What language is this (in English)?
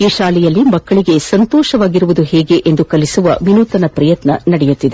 Kannada